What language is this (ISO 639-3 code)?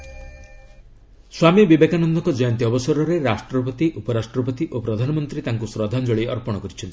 ori